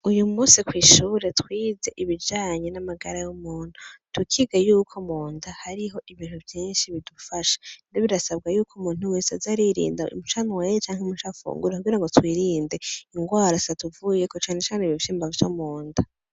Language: Rundi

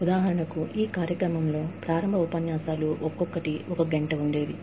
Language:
Telugu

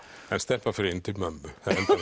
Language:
Icelandic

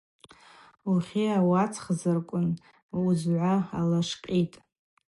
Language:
Abaza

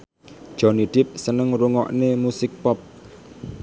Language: Javanese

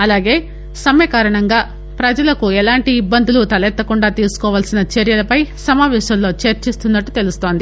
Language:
Telugu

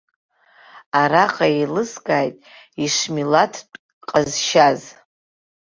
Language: Abkhazian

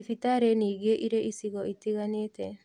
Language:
Kikuyu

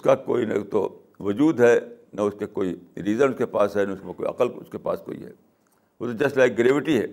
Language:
Urdu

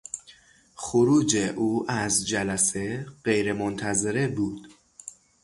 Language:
Persian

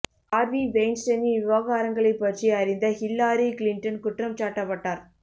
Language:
Tamil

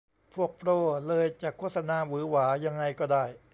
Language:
Thai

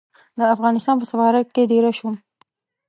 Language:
Pashto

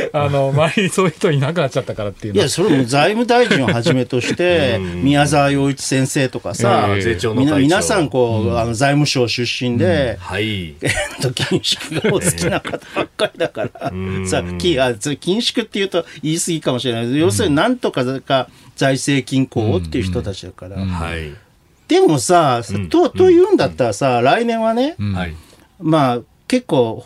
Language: Japanese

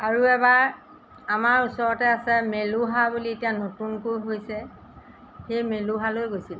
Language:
Assamese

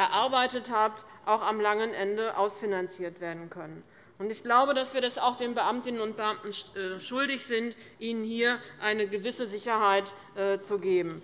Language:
German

